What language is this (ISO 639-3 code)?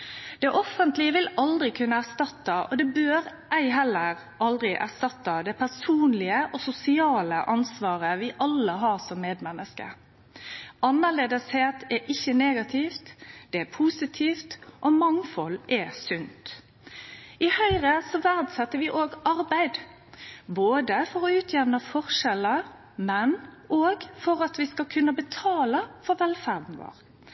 nno